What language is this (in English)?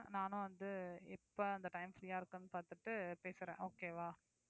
Tamil